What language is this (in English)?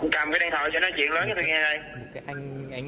Vietnamese